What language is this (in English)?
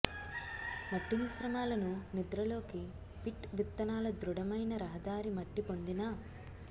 Telugu